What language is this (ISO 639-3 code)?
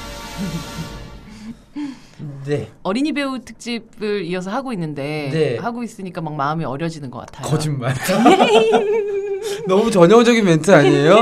kor